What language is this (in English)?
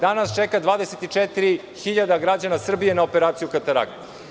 Serbian